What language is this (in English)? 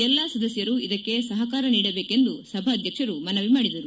Kannada